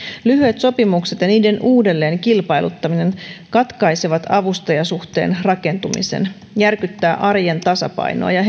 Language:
Finnish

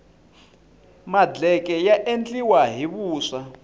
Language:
Tsonga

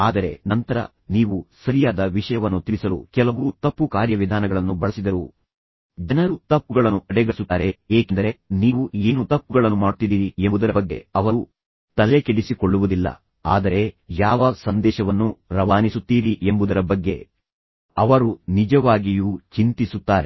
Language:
Kannada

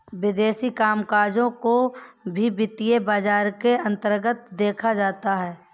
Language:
Hindi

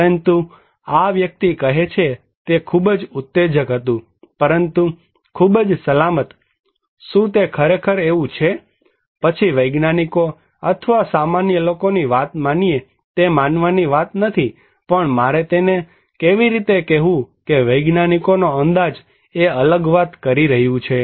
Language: Gujarati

